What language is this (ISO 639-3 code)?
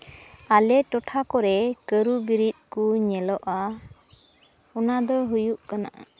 sat